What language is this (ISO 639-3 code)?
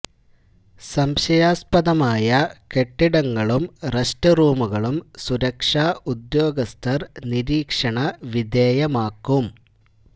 mal